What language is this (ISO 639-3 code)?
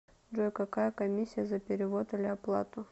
rus